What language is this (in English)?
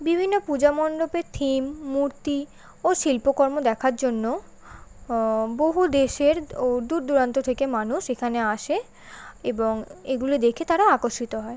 Bangla